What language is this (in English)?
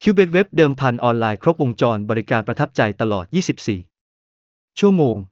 Thai